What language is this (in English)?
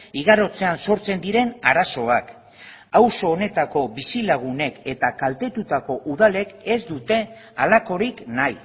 Basque